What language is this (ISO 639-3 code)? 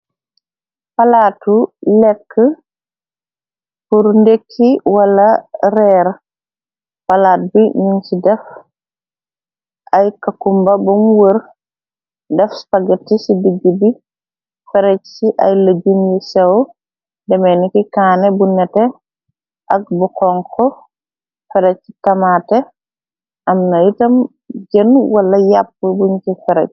wol